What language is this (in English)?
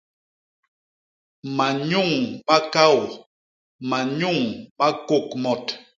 Basaa